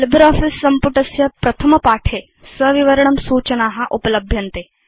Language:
Sanskrit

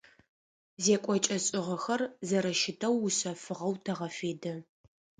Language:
Adyghe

